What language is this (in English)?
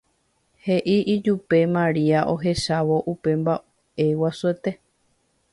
Guarani